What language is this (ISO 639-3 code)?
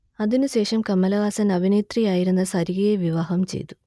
mal